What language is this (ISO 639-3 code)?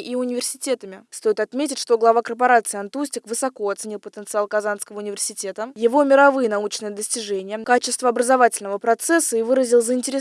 rus